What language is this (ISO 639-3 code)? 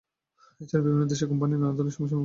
ben